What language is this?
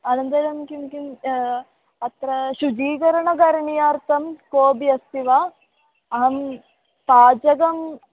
Sanskrit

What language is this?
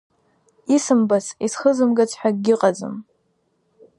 Abkhazian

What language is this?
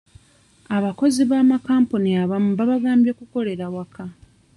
Ganda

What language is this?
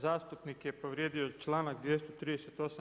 Croatian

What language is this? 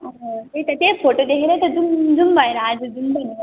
Nepali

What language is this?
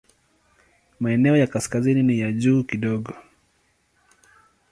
Swahili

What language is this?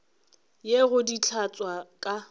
Northern Sotho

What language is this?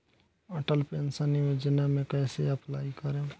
Bhojpuri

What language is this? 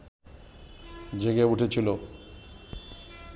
Bangla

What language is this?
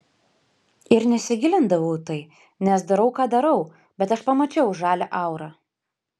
Lithuanian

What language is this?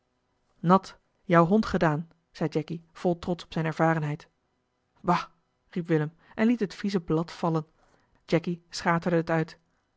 Dutch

